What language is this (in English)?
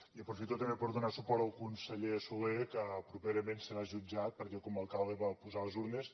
Catalan